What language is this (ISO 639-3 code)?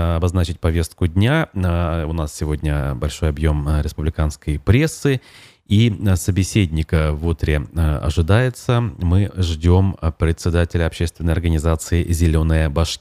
rus